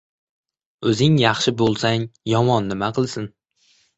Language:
Uzbek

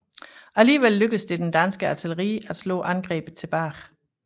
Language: Danish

